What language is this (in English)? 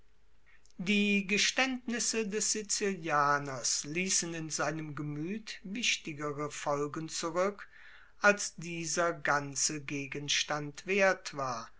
German